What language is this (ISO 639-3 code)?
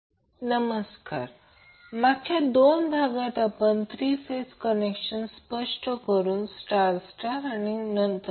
mar